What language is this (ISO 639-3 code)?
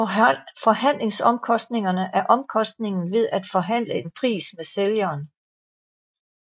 dan